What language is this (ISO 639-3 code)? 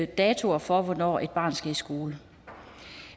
dan